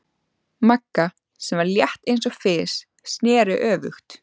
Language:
Icelandic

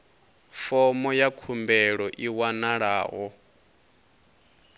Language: Venda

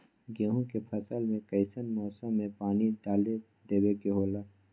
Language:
Magahi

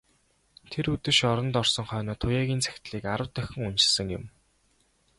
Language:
Mongolian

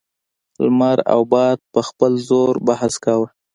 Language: Pashto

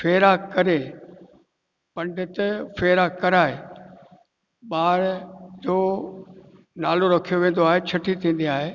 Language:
Sindhi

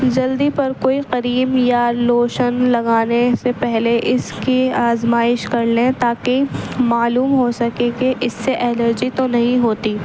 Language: Urdu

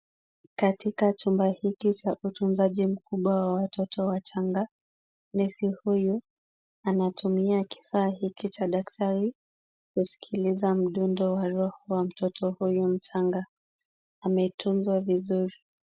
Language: Swahili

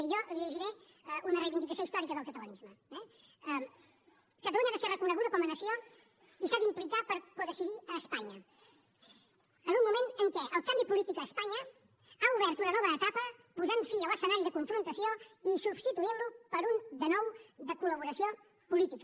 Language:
Catalan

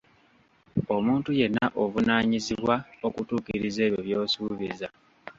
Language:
Ganda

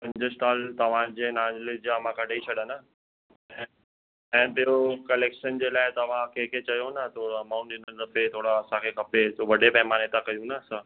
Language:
Sindhi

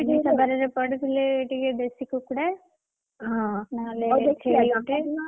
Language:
Odia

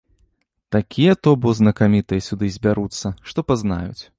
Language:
Belarusian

